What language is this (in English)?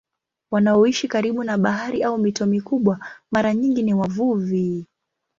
Swahili